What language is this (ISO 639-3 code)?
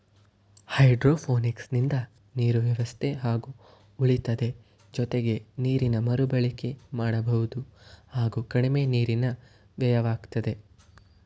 kan